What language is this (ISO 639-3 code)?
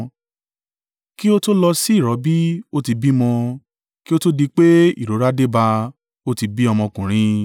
yor